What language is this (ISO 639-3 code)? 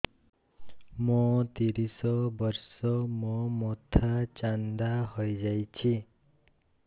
ori